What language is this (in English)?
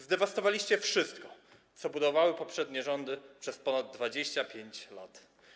Polish